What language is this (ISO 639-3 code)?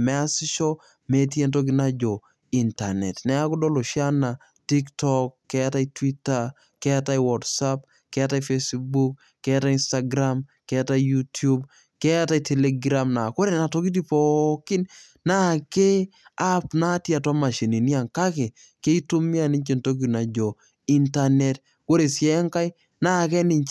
mas